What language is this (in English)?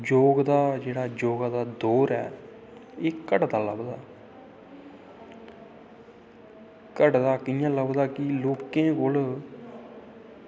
Dogri